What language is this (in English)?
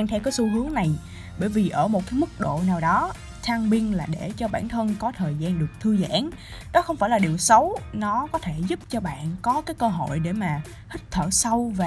Vietnamese